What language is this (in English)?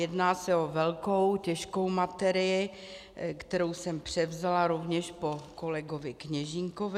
Czech